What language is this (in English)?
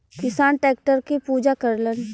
Bhojpuri